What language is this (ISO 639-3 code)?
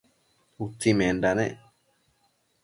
mcf